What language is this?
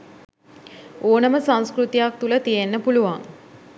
Sinhala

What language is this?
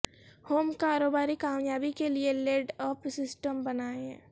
Urdu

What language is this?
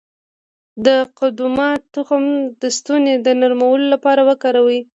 Pashto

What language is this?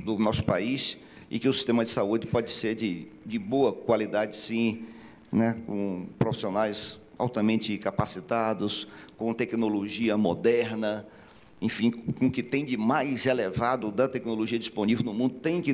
Portuguese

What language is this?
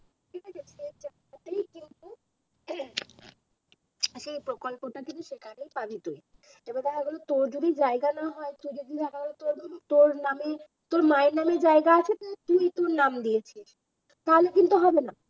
Bangla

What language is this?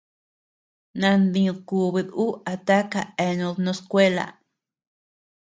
Tepeuxila Cuicatec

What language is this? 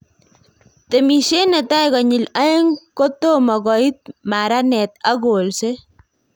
Kalenjin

